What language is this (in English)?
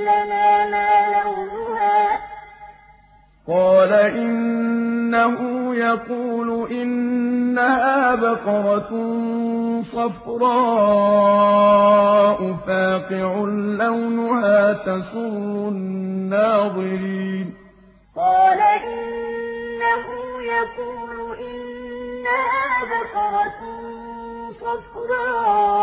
Arabic